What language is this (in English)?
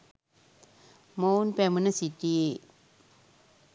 Sinhala